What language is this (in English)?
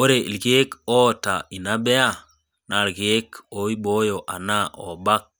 Masai